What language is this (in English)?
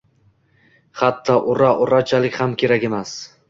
Uzbek